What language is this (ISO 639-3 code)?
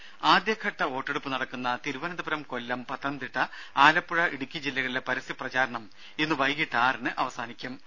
mal